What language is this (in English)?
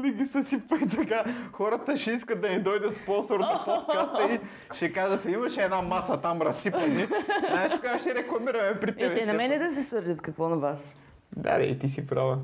Bulgarian